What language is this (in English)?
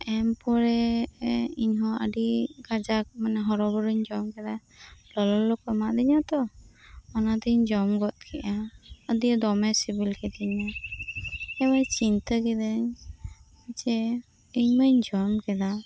Santali